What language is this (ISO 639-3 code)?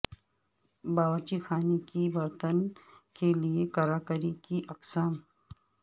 urd